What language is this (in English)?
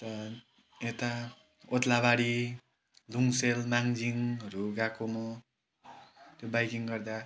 Nepali